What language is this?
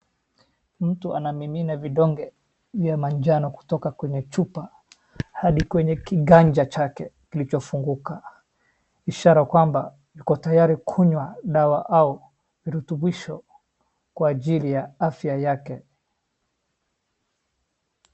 Swahili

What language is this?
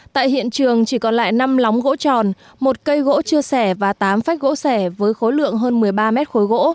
Vietnamese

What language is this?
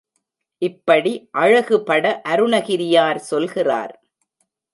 Tamil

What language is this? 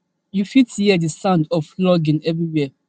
Nigerian Pidgin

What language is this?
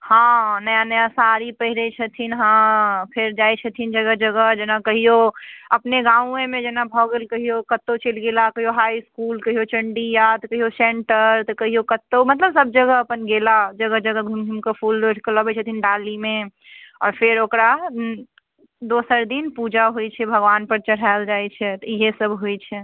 Maithili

